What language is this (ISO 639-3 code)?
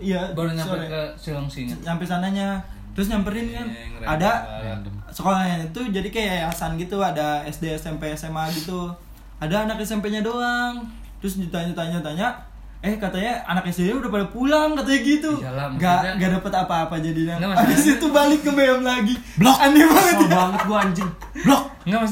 ind